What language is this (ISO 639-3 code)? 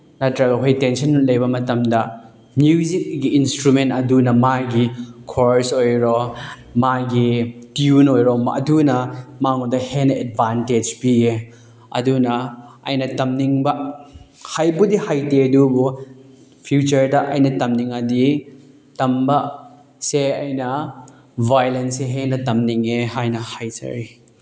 mni